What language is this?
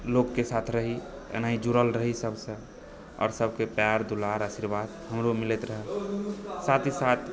Maithili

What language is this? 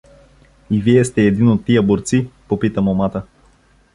Bulgarian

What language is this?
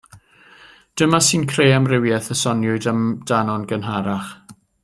Welsh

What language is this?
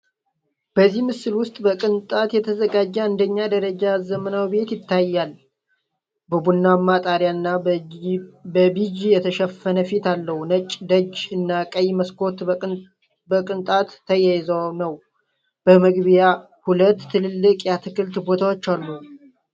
Amharic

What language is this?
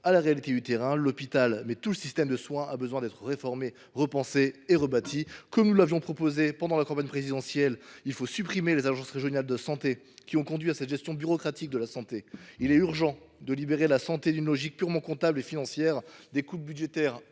French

